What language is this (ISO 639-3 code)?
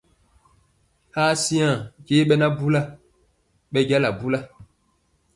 mcx